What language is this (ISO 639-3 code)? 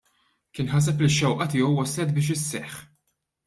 mlt